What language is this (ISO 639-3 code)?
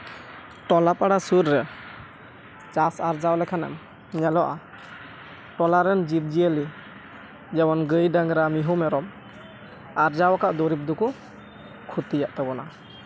sat